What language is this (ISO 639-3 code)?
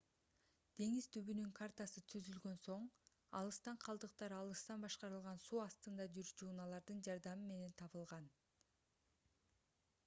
kir